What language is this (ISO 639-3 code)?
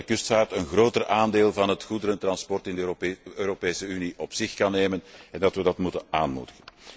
nld